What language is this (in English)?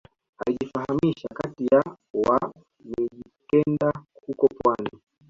Swahili